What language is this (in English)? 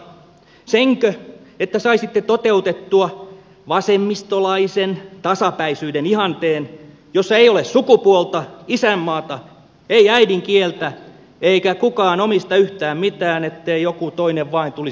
Finnish